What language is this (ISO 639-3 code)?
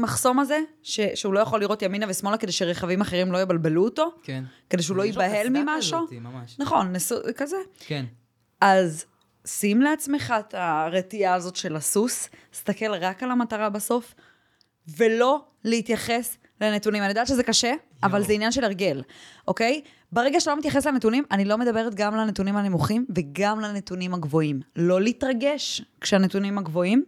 heb